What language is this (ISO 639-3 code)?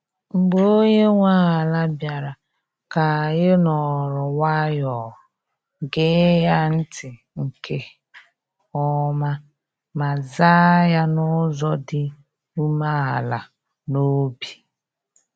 ibo